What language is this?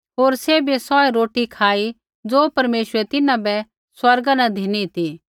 Kullu Pahari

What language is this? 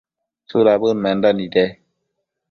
Matsés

